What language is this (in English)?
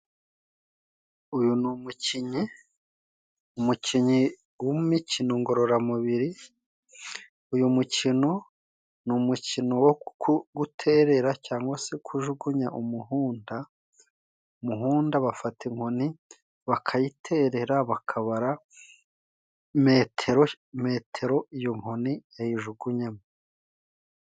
Kinyarwanda